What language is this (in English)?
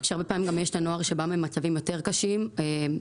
Hebrew